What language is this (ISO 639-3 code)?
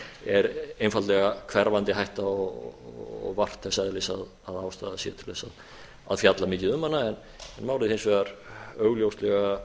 isl